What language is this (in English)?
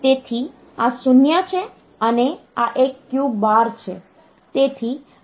Gujarati